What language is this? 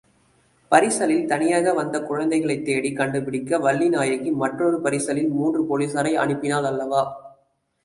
Tamil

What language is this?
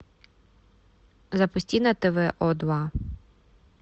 Russian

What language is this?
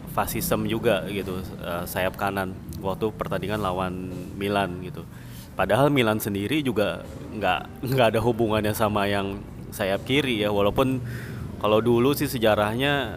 Indonesian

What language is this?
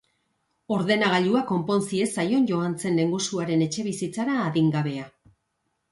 Basque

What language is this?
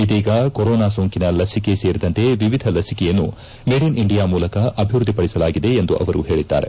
Kannada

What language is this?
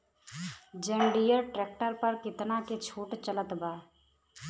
Bhojpuri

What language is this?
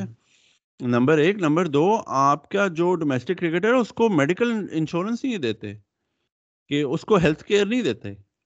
Urdu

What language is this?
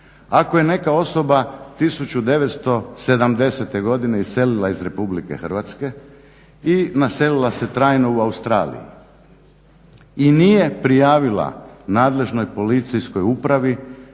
Croatian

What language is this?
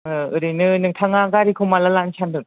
Bodo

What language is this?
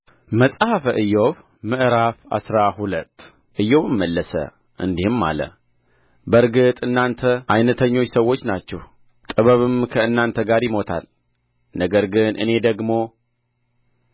Amharic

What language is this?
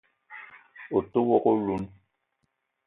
Eton (Cameroon)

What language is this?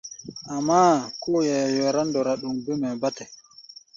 Gbaya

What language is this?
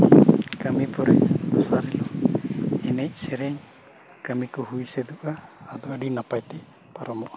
Santali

